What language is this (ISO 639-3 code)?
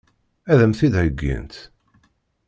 kab